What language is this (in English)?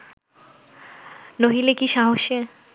Bangla